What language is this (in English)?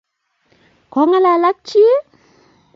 Kalenjin